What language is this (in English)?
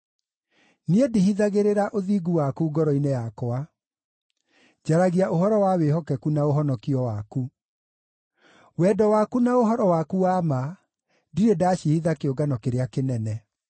Kikuyu